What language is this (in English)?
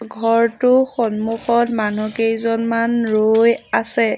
Assamese